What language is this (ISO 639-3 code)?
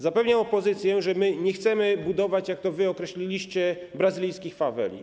pol